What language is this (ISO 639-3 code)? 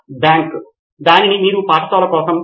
tel